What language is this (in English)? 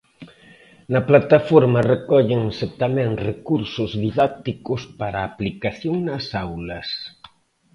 Galician